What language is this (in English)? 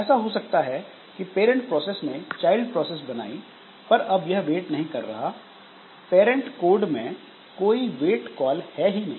Hindi